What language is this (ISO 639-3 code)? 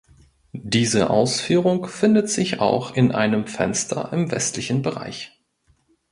deu